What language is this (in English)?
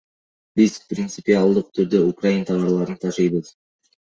Kyrgyz